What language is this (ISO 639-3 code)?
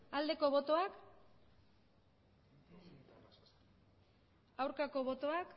eus